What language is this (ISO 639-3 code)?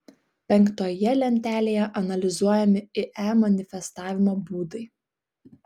lit